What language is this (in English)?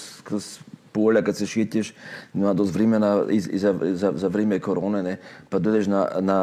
Croatian